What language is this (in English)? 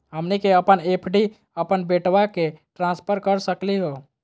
Magahi